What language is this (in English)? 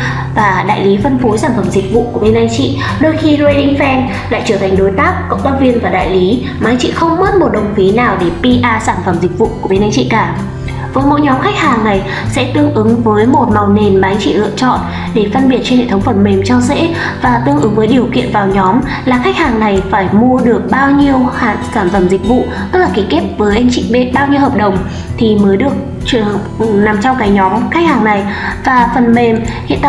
Vietnamese